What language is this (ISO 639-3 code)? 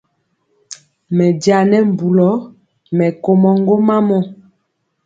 mcx